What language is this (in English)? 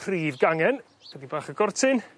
Welsh